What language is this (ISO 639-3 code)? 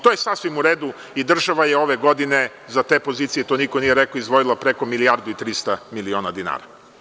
srp